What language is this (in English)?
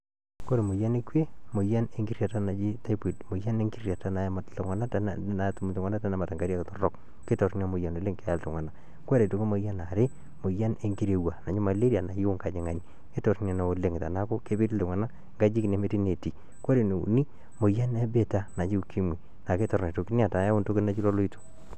Masai